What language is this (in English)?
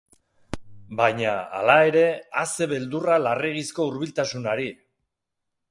Basque